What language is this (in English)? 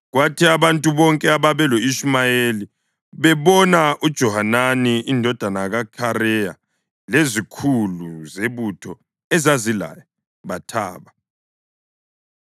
North Ndebele